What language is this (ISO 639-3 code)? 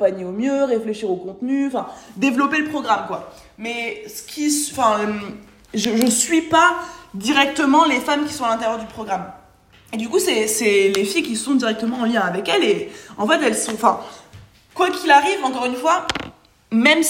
fra